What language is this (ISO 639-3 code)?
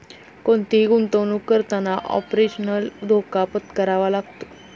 mar